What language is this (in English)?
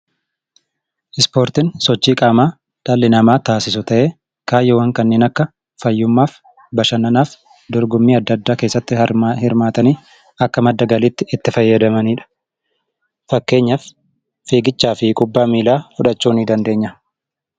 Oromo